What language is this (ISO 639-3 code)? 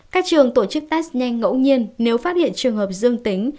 vie